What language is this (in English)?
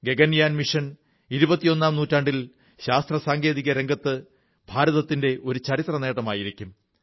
Malayalam